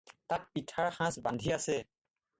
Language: Assamese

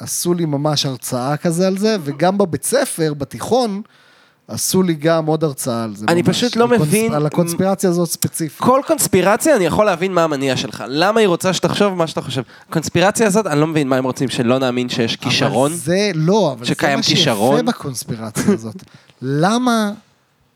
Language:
Hebrew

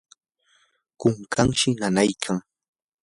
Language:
Yanahuanca Pasco Quechua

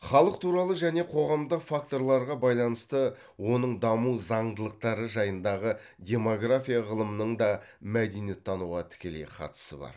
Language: Kazakh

